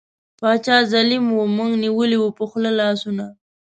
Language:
Pashto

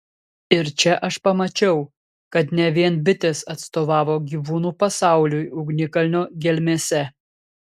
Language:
Lithuanian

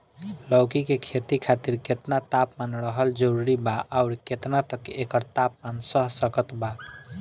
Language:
Bhojpuri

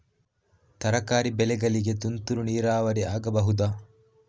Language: Kannada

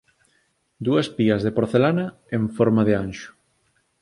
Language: Galician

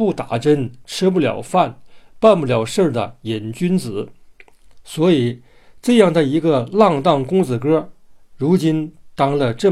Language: Chinese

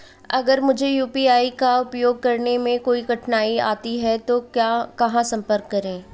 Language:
Hindi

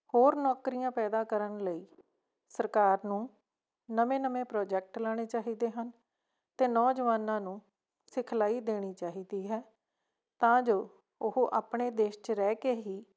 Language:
Punjabi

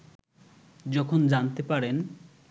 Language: Bangla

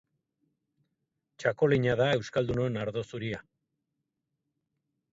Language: Basque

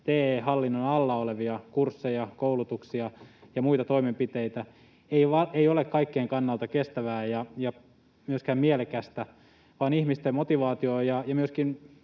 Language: Finnish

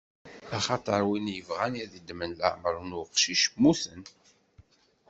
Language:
Kabyle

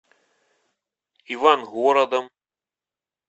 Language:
Russian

